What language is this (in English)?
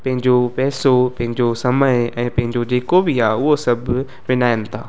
Sindhi